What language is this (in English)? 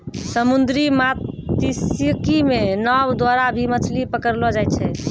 Maithili